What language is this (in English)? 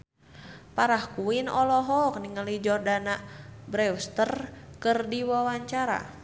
Sundanese